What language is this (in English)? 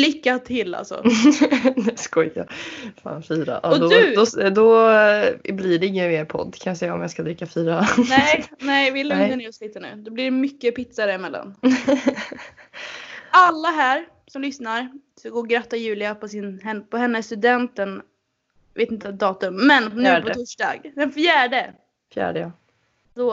Swedish